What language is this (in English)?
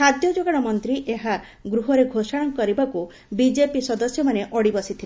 Odia